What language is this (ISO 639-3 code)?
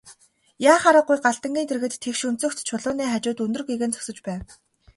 mon